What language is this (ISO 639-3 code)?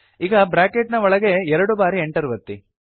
kan